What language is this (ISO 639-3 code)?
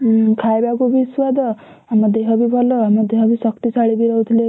ori